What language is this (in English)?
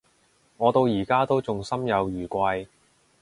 Cantonese